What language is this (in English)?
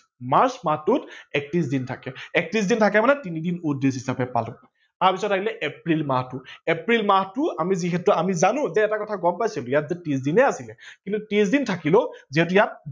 Assamese